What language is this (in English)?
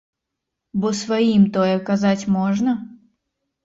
Belarusian